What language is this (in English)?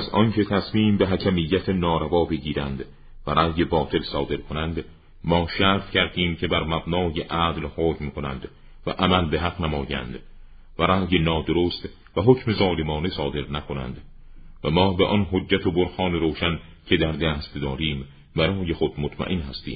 Persian